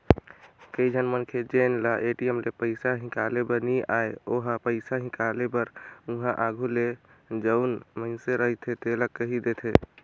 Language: Chhattisgarhi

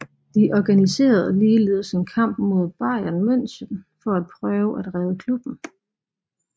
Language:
Danish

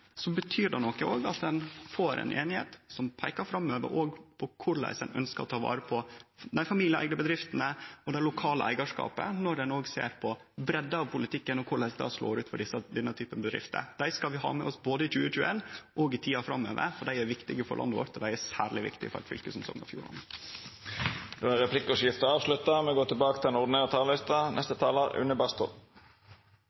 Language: Norwegian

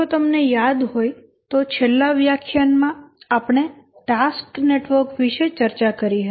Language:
Gujarati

